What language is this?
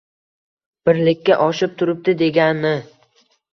Uzbek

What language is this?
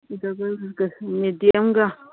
Manipuri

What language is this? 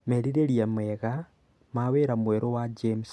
Kikuyu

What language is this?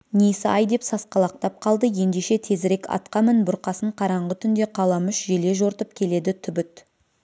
Kazakh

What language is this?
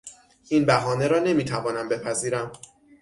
Persian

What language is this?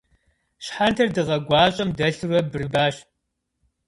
Kabardian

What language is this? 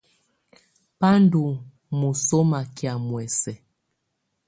Tunen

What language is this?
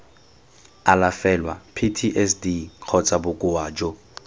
Tswana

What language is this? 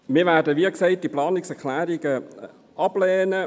Swiss German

